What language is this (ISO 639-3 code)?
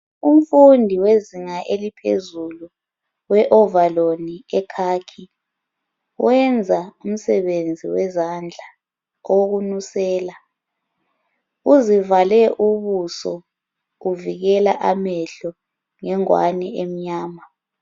nde